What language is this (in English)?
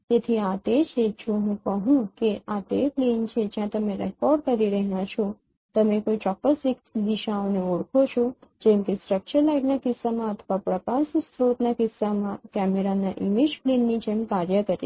Gujarati